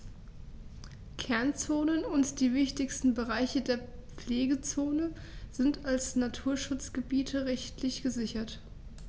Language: German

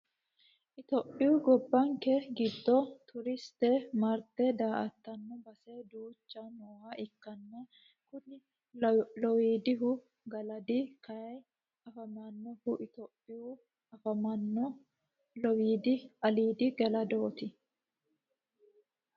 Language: Sidamo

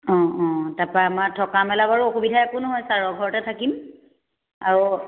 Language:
Assamese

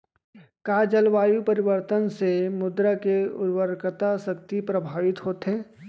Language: Chhattisgarhi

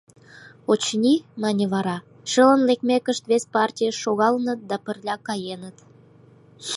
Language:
Mari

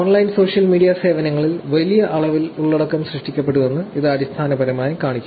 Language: Malayalam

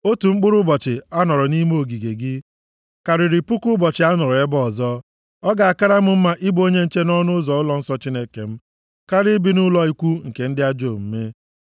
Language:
Igbo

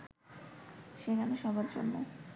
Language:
Bangla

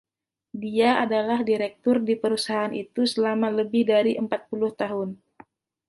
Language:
Indonesian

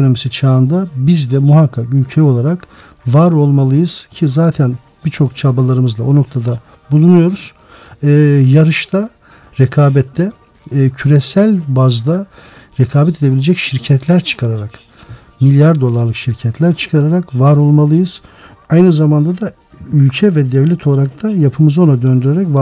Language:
Turkish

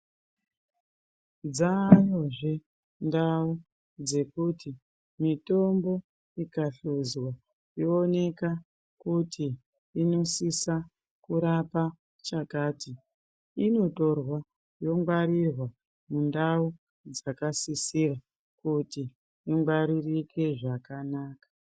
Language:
Ndau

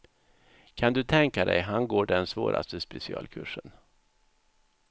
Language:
Swedish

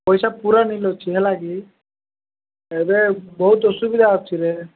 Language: Odia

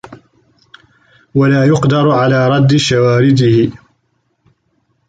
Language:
Arabic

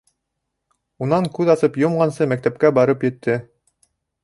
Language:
Bashkir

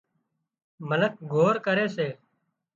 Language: Wadiyara Koli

